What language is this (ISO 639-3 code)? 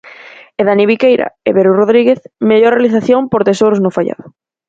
glg